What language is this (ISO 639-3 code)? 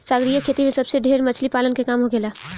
bho